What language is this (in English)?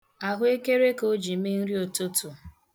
Igbo